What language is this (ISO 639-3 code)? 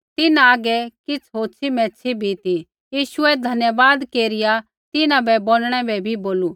kfx